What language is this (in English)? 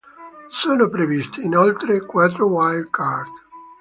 Italian